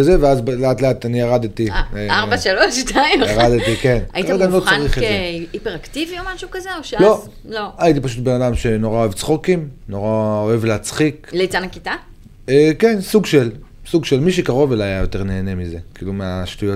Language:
Hebrew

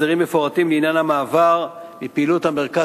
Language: Hebrew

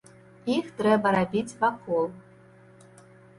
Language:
Belarusian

